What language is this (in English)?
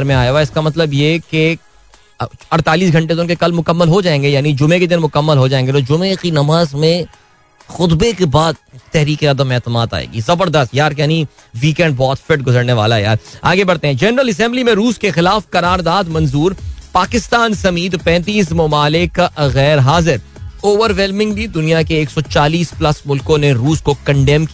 Hindi